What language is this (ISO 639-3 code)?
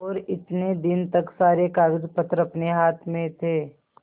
hin